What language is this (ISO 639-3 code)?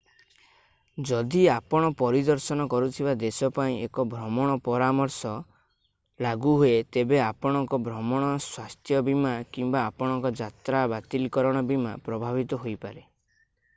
ori